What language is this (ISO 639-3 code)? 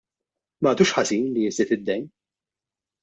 mlt